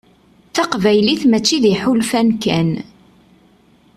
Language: Kabyle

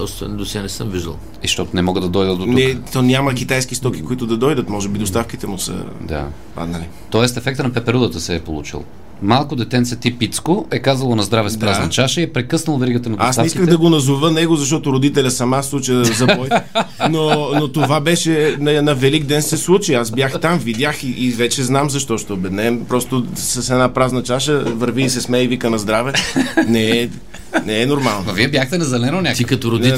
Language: Bulgarian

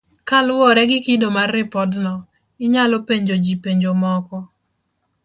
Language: Luo (Kenya and Tanzania)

